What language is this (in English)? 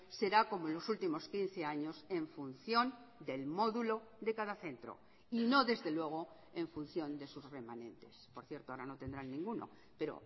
Spanish